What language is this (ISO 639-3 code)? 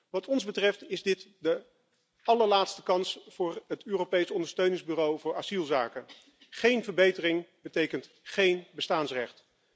nld